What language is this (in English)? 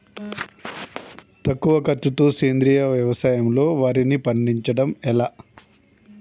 Telugu